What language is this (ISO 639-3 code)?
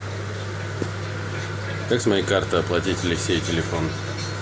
rus